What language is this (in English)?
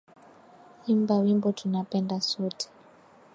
Swahili